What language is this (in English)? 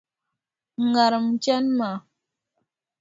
Dagbani